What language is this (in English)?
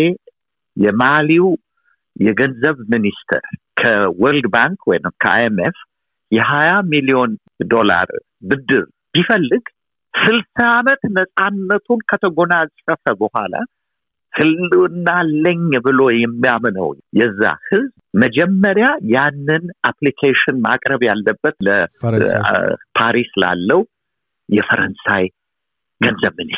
Amharic